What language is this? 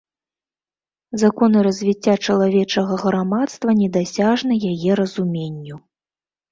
Belarusian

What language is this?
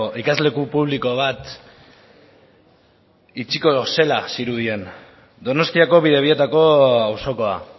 Basque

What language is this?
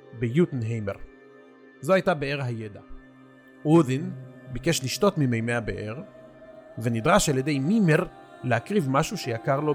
Hebrew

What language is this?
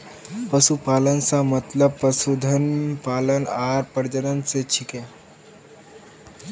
Magahi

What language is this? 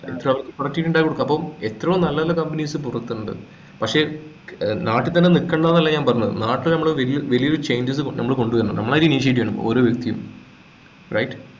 Malayalam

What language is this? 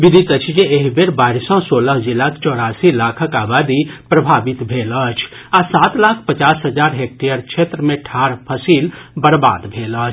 Maithili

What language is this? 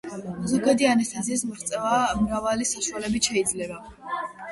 Georgian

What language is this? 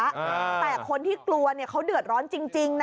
Thai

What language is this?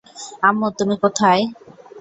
Bangla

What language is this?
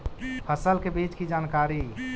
Magahi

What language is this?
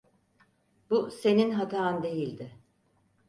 Turkish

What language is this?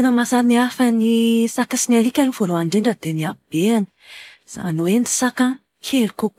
Malagasy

